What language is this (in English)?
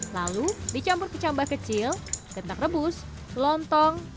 Indonesian